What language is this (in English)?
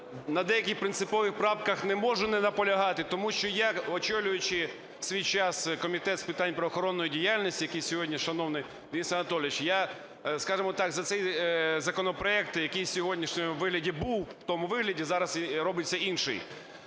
Ukrainian